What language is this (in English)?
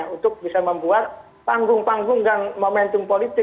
Indonesian